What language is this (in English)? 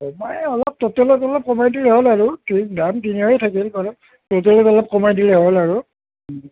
Assamese